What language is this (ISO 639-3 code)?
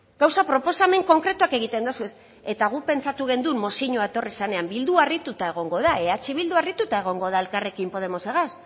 eus